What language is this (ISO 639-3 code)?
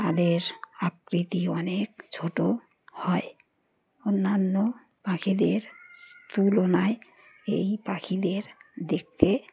ben